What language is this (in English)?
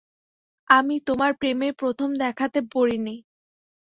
Bangla